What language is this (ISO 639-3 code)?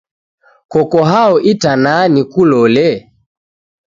dav